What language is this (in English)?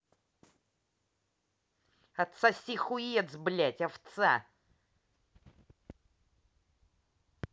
Russian